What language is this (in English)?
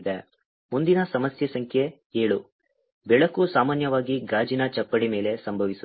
Kannada